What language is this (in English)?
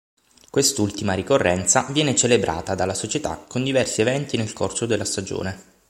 Italian